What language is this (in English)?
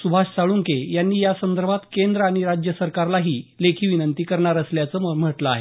Marathi